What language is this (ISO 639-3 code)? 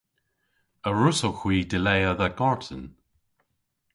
cor